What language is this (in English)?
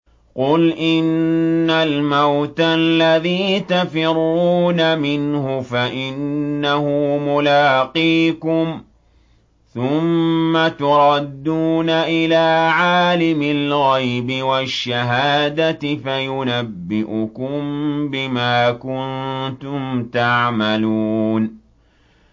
Arabic